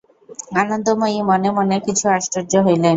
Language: Bangla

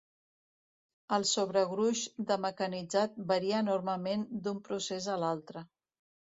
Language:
Catalan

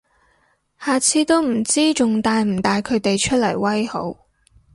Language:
Cantonese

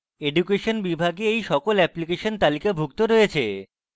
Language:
Bangla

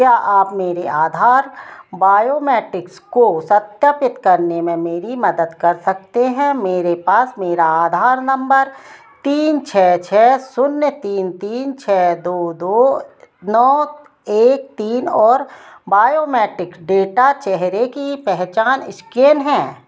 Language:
Hindi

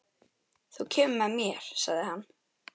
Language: Icelandic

